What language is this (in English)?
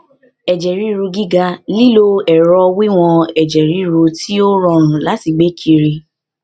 Yoruba